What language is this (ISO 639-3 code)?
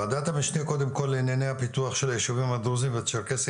heb